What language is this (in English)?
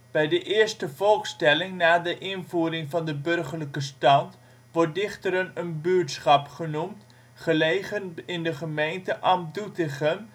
Dutch